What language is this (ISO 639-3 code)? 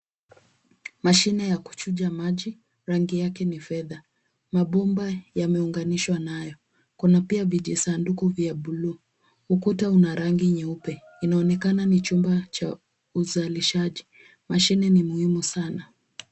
swa